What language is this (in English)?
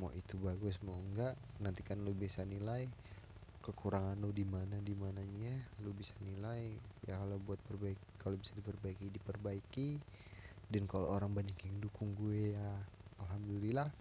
Indonesian